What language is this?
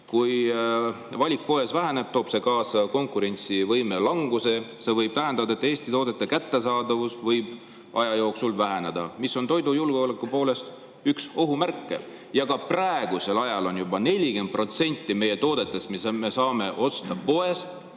Estonian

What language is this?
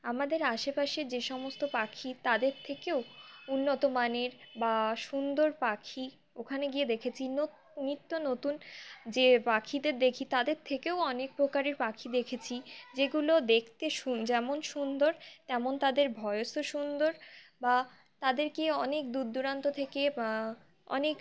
Bangla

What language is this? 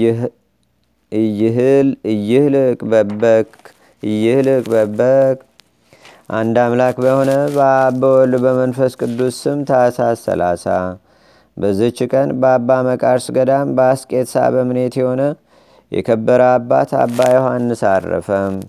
Amharic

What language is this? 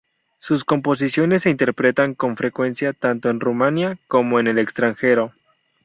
Spanish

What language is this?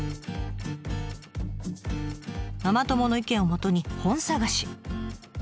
Japanese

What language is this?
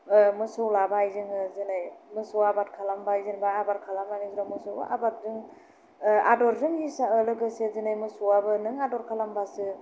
Bodo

